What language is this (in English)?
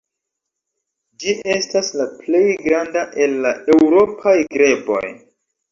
Esperanto